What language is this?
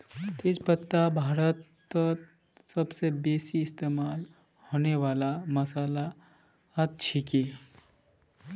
Magahi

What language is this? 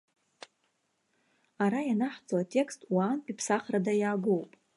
Abkhazian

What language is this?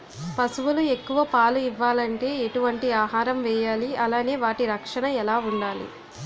Telugu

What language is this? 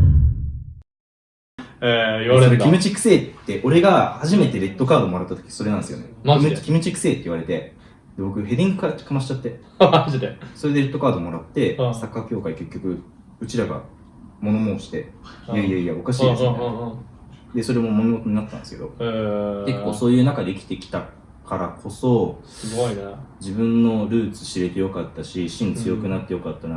Japanese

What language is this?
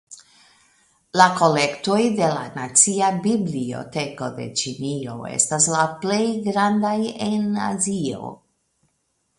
Esperanto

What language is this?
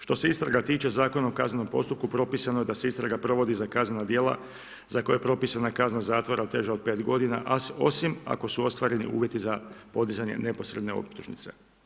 Croatian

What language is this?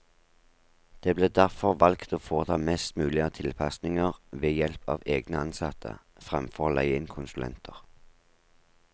Norwegian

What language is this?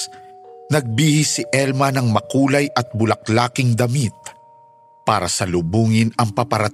Filipino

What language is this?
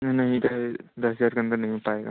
Hindi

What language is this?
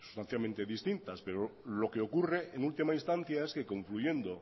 Spanish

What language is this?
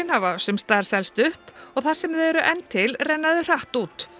Icelandic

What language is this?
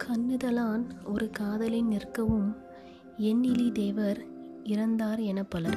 Tamil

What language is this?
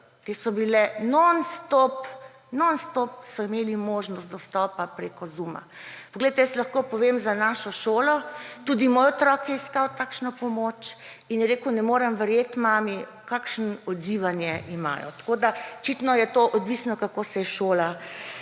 Slovenian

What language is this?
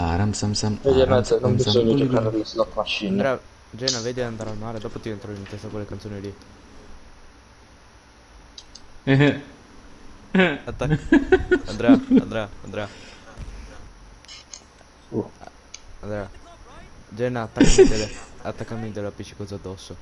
Italian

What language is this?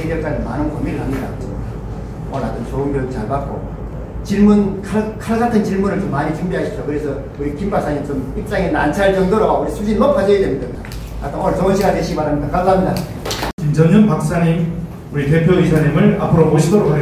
Korean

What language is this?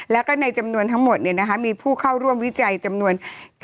Thai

